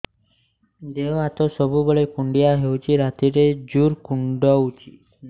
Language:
Odia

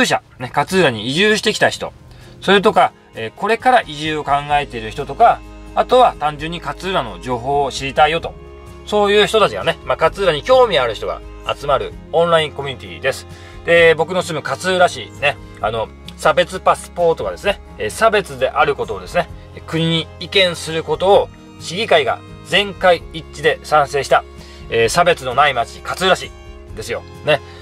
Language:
Japanese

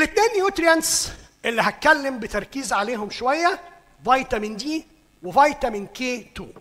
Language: Arabic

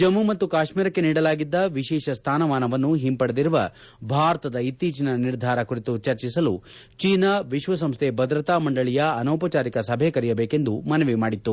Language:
Kannada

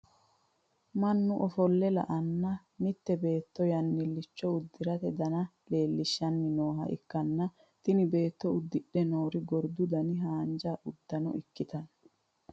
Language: Sidamo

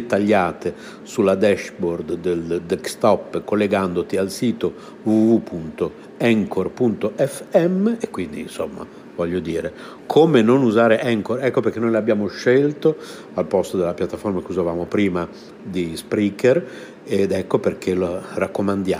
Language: Italian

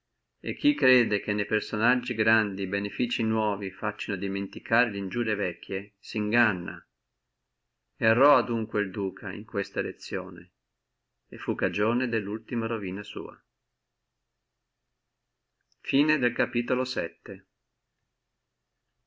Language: Italian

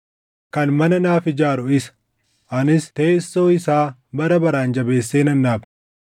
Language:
Oromo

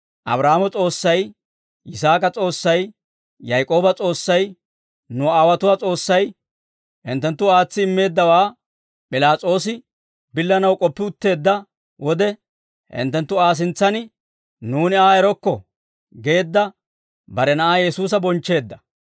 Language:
Dawro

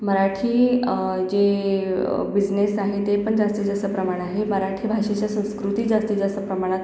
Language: Marathi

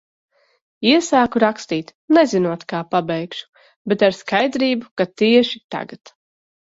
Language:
Latvian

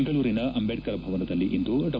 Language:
Kannada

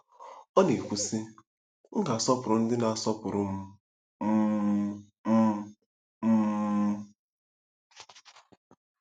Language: Igbo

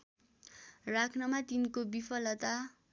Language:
Nepali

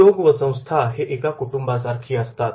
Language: Marathi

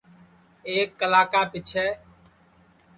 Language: Sansi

